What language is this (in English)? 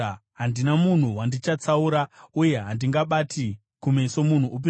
Shona